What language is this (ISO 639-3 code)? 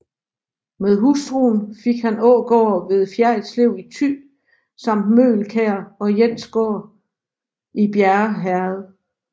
dan